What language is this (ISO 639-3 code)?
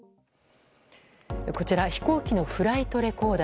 jpn